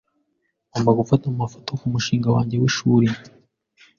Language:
Kinyarwanda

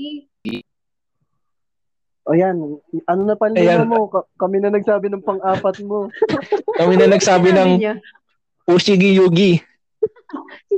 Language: Filipino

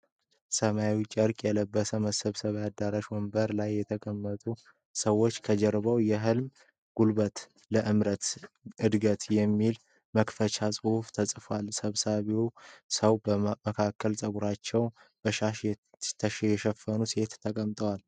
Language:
Amharic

